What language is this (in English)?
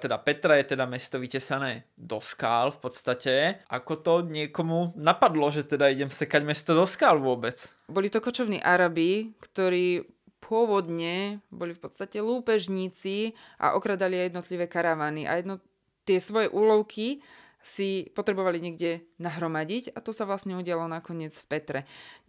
Slovak